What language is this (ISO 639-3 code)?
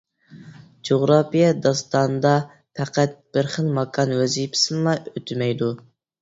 uig